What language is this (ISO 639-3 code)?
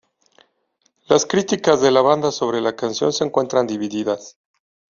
spa